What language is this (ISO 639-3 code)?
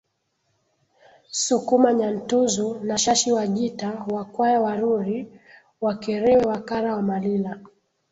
swa